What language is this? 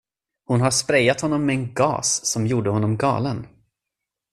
Swedish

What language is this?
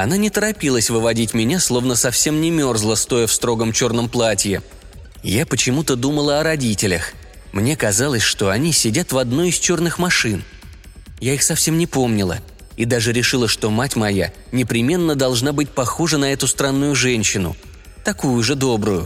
Russian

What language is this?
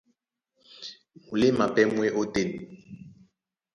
Duala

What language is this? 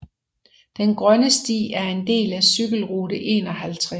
Danish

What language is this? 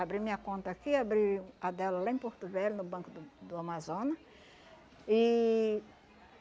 Portuguese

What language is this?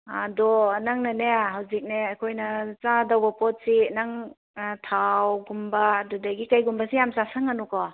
Manipuri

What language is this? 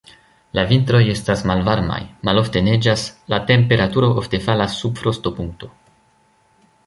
Esperanto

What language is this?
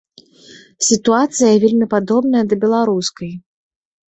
Belarusian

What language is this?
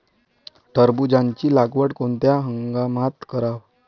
Marathi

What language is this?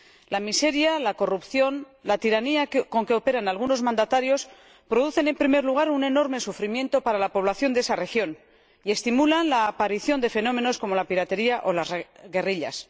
Spanish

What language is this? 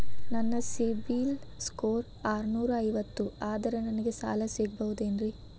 Kannada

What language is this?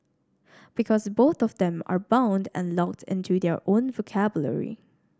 English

